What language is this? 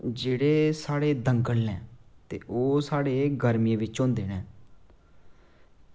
Dogri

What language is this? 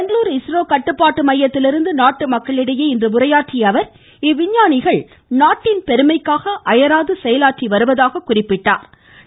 Tamil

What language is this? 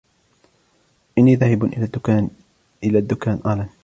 Arabic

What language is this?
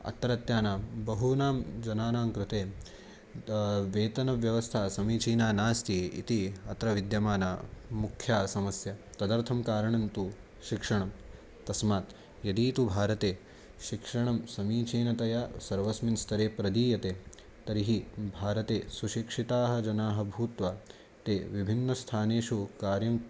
Sanskrit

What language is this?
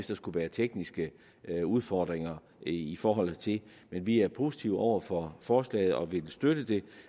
Danish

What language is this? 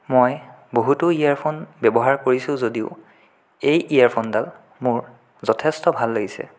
Assamese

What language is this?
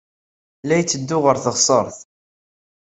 Kabyle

